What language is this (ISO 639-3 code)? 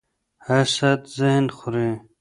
pus